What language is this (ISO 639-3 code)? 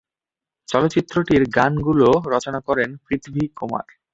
ben